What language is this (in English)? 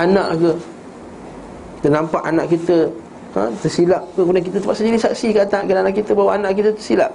Malay